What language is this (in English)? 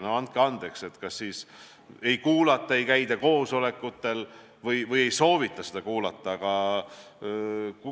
Estonian